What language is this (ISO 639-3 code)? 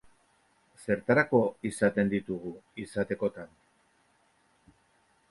eus